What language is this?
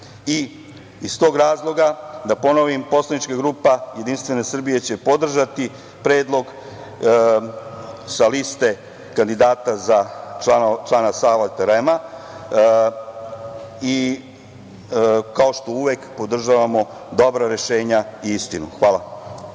Serbian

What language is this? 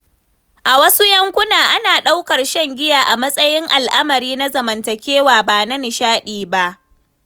Hausa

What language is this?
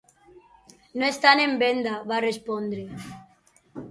Catalan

